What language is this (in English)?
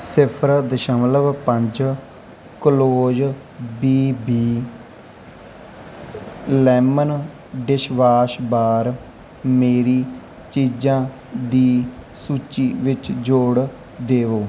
Punjabi